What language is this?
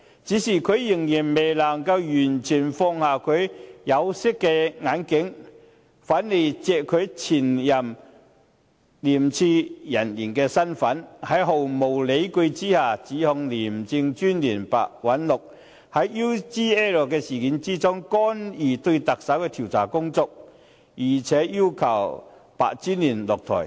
Cantonese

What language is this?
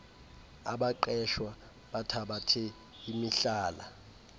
Xhosa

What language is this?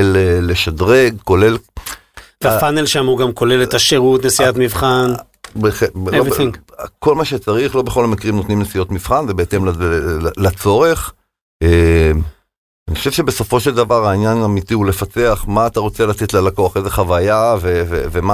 Hebrew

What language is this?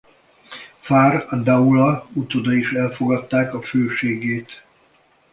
Hungarian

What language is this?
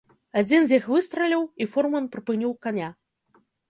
Belarusian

